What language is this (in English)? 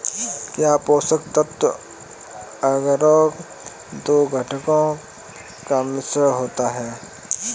Hindi